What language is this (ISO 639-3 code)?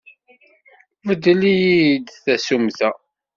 kab